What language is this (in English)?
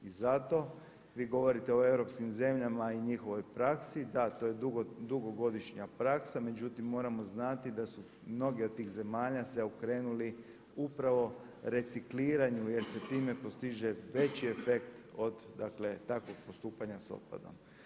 Croatian